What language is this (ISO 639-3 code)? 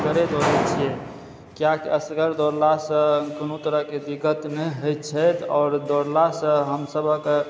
mai